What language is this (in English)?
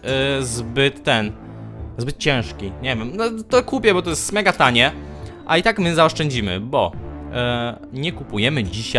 Polish